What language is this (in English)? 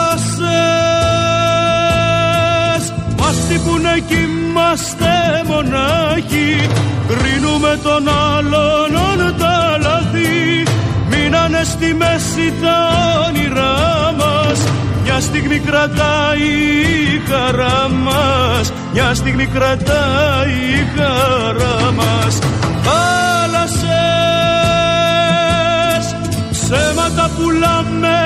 Greek